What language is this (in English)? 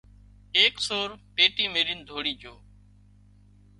Wadiyara Koli